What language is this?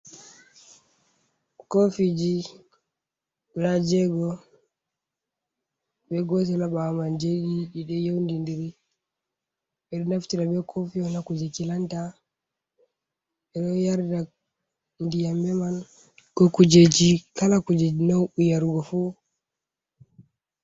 Fula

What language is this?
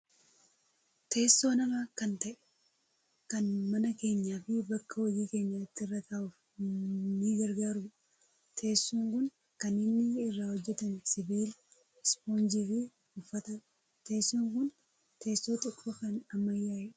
Oromo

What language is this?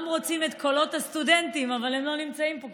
Hebrew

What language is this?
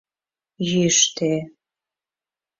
Mari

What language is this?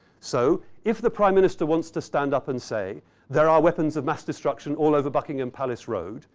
English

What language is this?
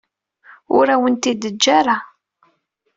Kabyle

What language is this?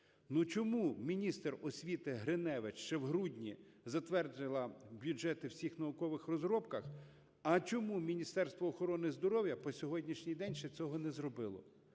Ukrainian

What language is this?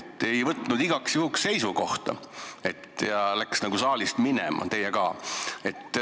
Estonian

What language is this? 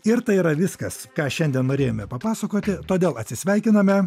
Lithuanian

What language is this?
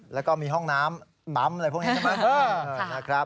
Thai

